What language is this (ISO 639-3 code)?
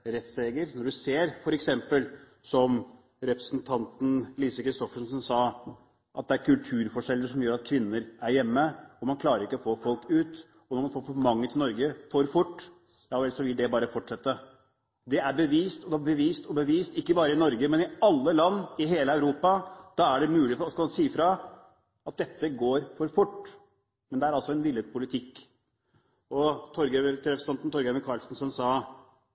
nob